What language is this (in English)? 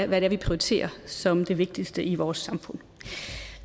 Danish